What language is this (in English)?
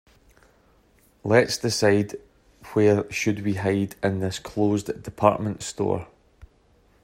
English